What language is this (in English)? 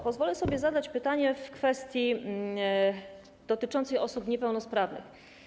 Polish